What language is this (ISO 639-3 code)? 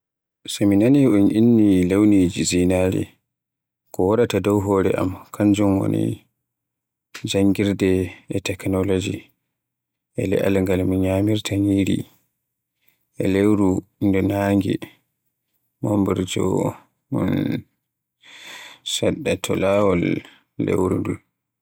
fue